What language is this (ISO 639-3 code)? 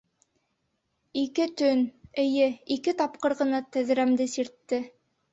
bak